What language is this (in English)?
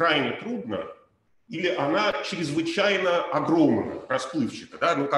Russian